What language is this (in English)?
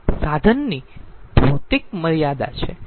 Gujarati